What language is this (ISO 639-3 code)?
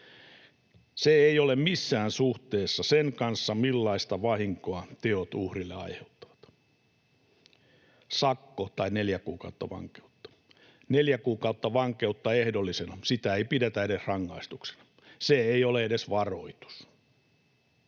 fin